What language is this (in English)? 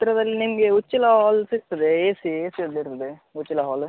Kannada